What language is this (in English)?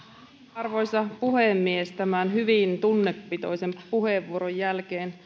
Finnish